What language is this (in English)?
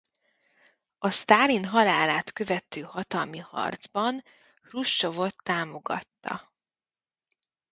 Hungarian